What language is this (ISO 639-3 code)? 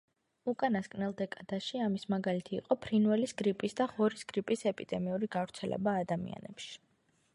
kat